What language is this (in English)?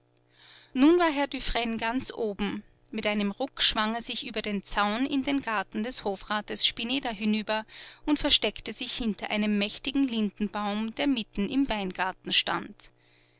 German